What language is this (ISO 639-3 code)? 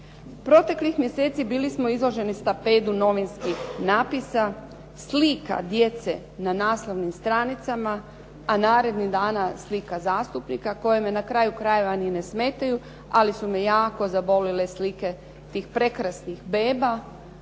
hrv